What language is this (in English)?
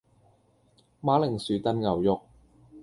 Cantonese